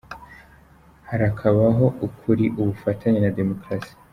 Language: Kinyarwanda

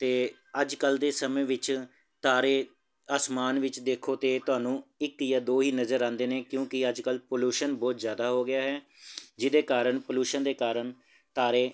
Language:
Punjabi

